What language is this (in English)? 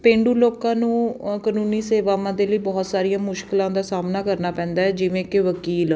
Punjabi